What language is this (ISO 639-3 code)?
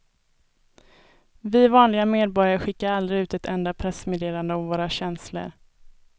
swe